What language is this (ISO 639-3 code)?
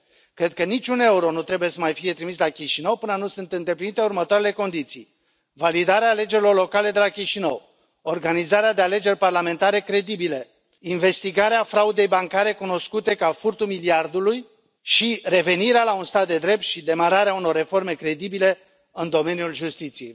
ron